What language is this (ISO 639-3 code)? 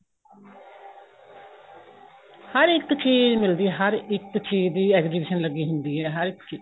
pan